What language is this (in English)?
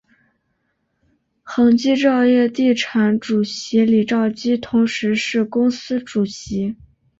Chinese